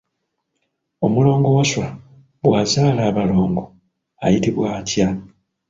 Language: Ganda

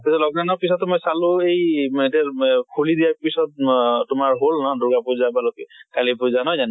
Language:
Assamese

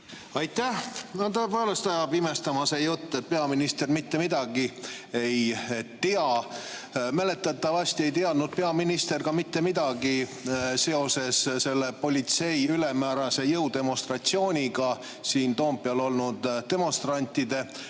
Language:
Estonian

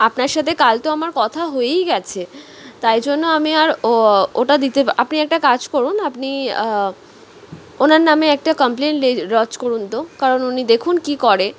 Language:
Bangla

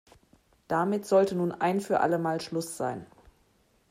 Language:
German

